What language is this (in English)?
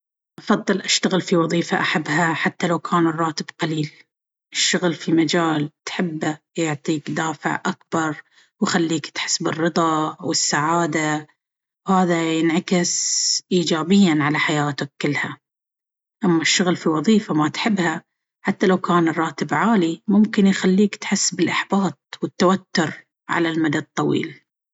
Baharna Arabic